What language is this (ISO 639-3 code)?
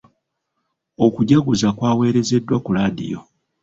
lug